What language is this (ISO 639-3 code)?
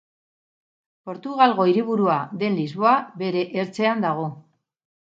eus